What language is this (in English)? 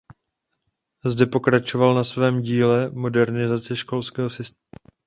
Czech